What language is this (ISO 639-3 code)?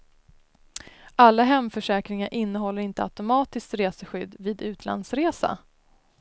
swe